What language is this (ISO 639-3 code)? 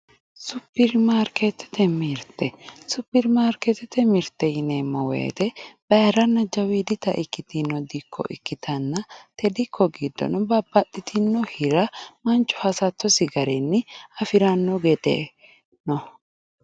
sid